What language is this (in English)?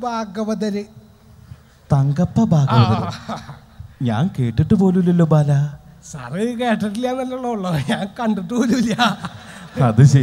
Indonesian